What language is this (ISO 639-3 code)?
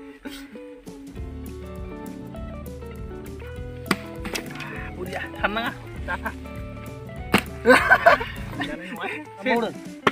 tha